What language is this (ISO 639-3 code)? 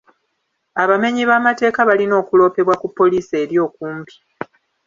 lug